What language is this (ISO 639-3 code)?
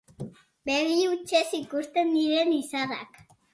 eus